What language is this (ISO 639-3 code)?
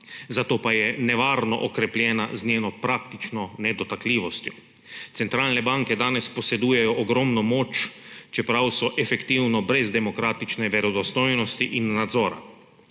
slv